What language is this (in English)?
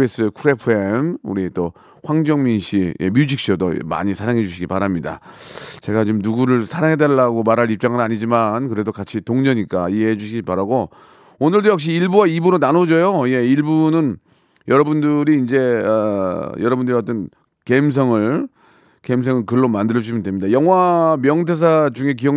Korean